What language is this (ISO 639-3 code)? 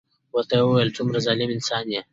pus